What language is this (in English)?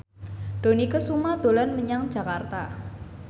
Javanese